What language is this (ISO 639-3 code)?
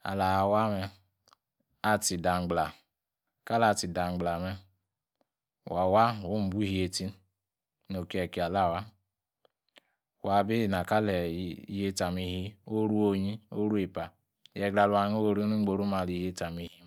ekr